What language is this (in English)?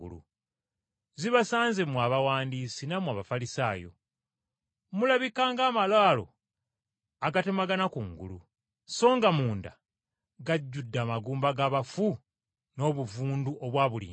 Ganda